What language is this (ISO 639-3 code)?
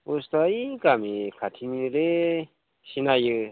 brx